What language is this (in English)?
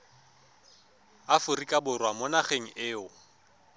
Tswana